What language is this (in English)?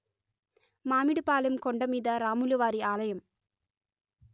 Telugu